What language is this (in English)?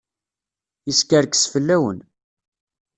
Kabyle